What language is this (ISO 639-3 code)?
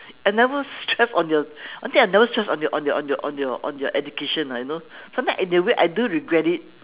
eng